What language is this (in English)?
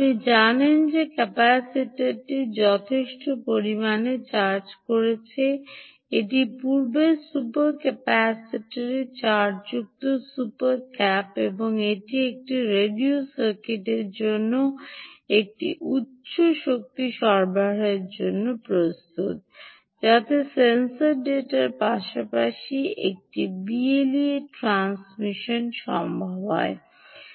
Bangla